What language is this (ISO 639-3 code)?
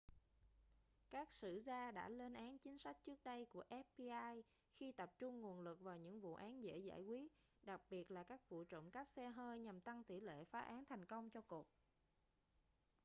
vie